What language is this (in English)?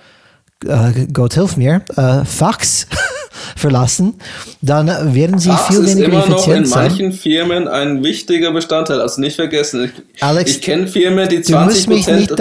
German